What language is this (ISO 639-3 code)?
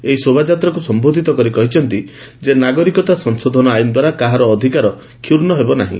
ori